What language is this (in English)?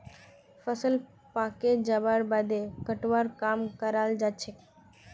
Magahi